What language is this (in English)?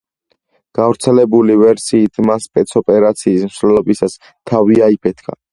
Georgian